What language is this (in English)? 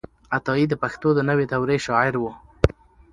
Pashto